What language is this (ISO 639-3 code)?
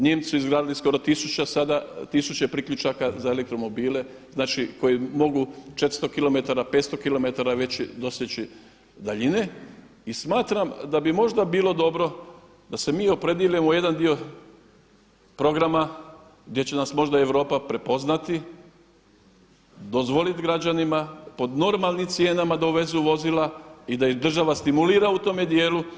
hrv